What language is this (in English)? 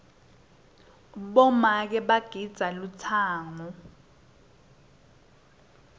Swati